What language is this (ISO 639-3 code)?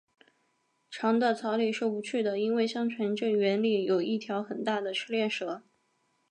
zho